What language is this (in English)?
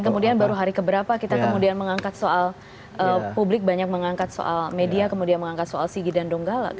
Indonesian